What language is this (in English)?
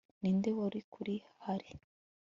Kinyarwanda